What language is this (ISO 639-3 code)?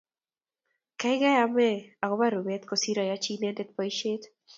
kln